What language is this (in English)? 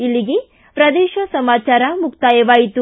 Kannada